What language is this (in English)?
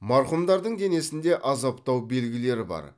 Kazakh